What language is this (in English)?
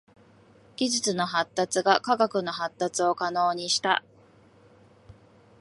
Japanese